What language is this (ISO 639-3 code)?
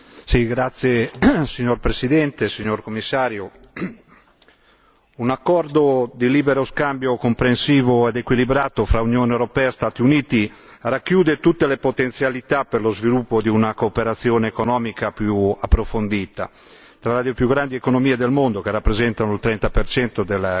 ita